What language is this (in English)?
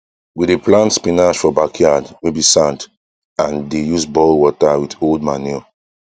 Nigerian Pidgin